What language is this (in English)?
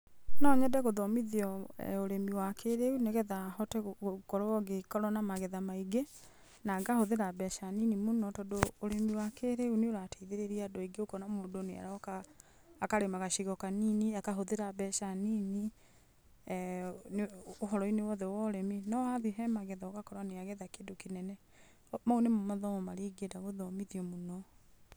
Kikuyu